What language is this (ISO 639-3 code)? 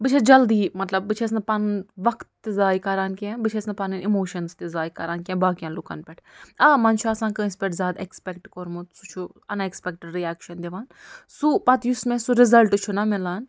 kas